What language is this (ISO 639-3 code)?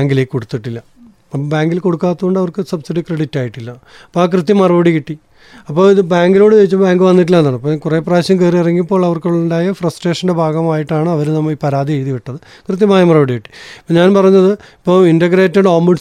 mal